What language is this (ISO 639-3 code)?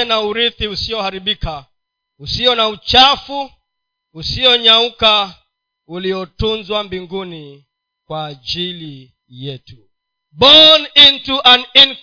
swa